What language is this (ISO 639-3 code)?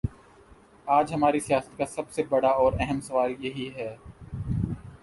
urd